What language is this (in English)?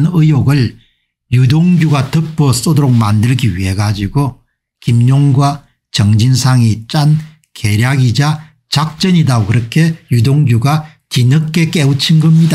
Korean